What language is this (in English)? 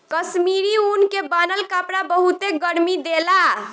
Bhojpuri